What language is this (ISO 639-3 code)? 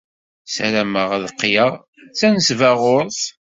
kab